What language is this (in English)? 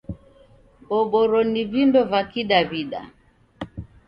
Taita